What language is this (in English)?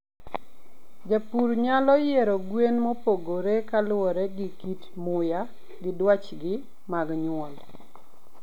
Luo (Kenya and Tanzania)